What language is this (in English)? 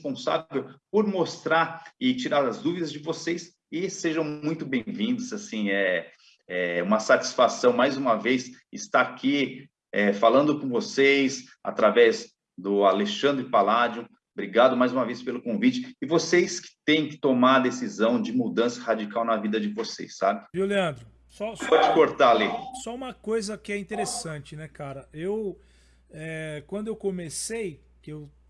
Portuguese